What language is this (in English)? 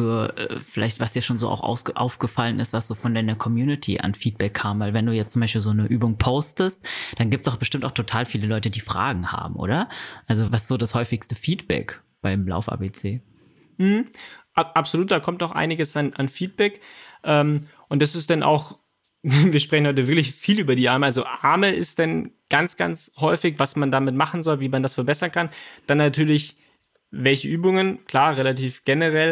German